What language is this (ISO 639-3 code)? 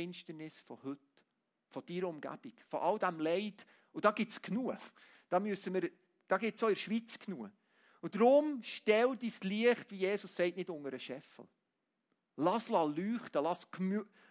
deu